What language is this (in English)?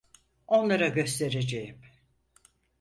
Turkish